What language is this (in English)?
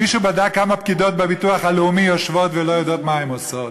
Hebrew